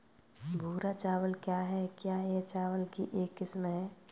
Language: Hindi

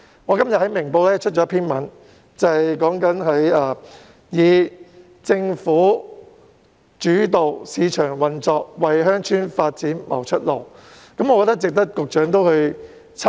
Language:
Cantonese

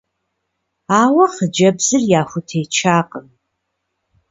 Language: Kabardian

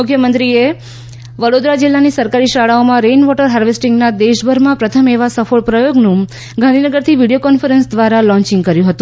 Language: Gujarati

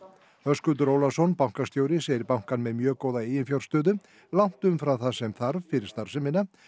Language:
Icelandic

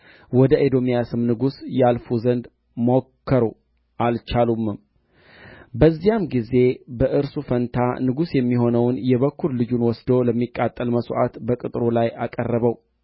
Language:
Amharic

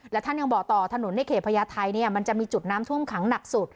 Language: Thai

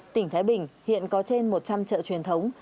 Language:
Vietnamese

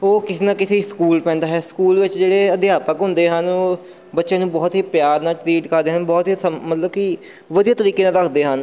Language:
Punjabi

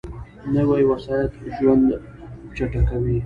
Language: Pashto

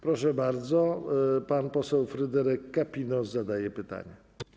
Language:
Polish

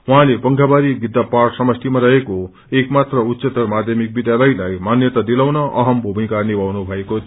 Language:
Nepali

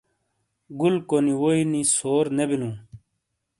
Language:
Shina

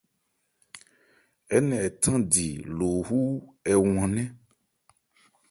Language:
Ebrié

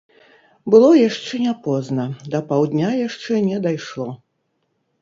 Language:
Belarusian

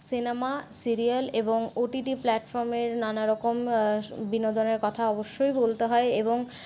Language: Bangla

